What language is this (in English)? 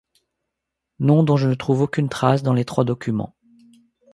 French